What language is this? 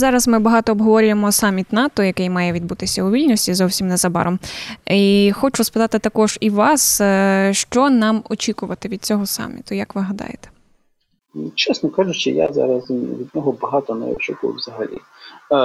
Ukrainian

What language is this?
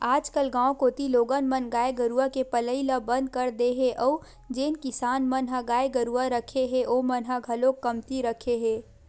Chhattisgarhi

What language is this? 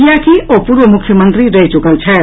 Maithili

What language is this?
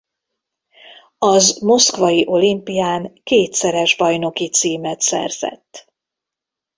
Hungarian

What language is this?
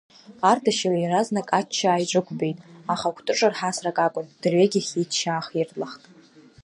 Abkhazian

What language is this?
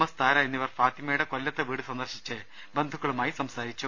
Malayalam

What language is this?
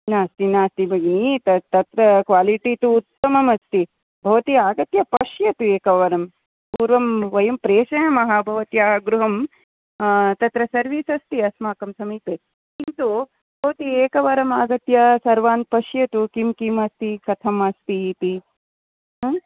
Sanskrit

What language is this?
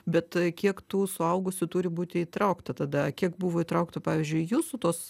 Lithuanian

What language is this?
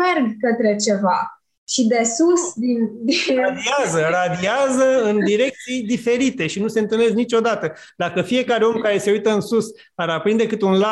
Romanian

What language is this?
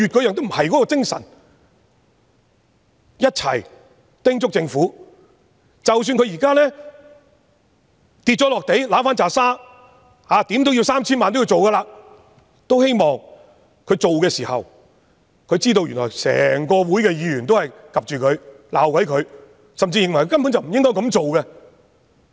Cantonese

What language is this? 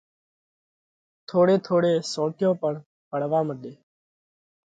Parkari Koli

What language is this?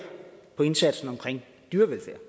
Danish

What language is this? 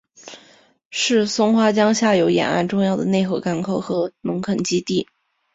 Chinese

